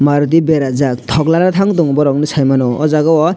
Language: Kok Borok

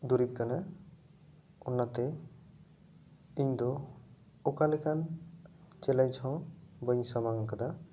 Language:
Santali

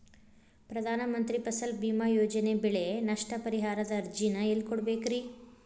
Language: Kannada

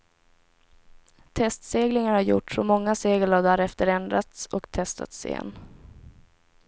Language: Swedish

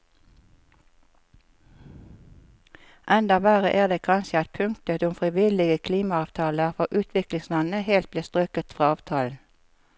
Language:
Norwegian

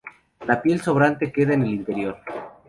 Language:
Spanish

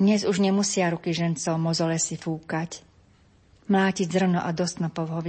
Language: Slovak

